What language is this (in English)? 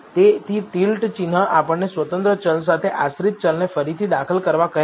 Gujarati